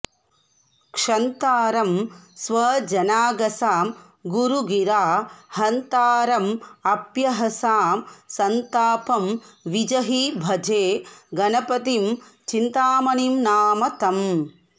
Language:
Sanskrit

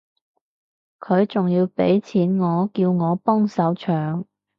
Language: Cantonese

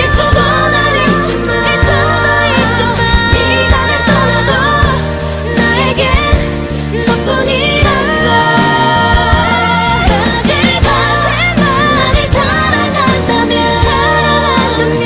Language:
Korean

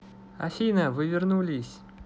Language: Russian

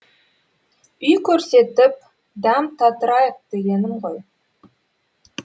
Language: Kazakh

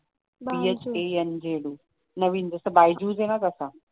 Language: Marathi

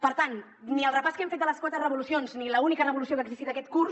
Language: Catalan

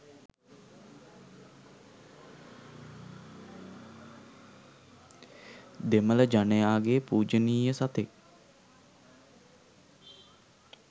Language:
Sinhala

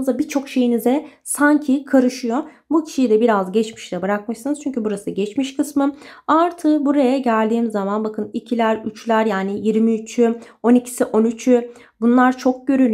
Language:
Turkish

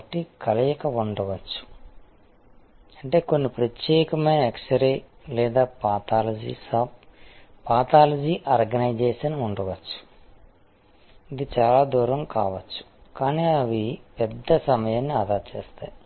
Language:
Telugu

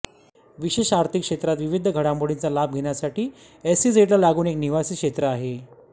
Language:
Marathi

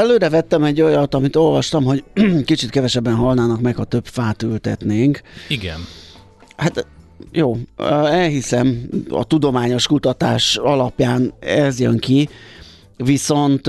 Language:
Hungarian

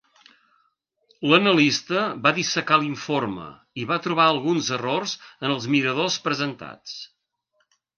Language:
Catalan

